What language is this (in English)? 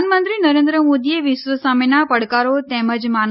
Gujarati